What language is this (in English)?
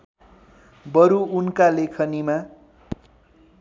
Nepali